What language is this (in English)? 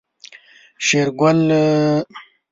Pashto